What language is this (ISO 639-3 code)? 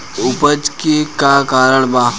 bho